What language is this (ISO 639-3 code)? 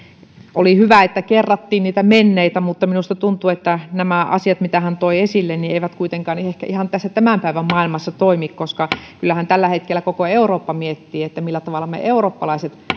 fin